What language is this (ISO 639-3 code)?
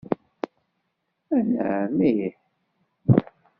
kab